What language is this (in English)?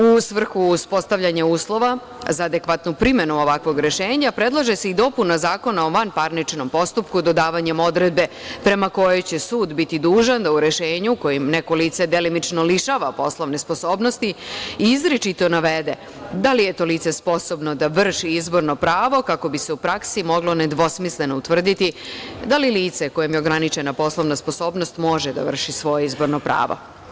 Serbian